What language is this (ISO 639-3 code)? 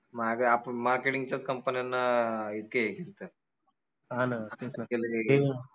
mar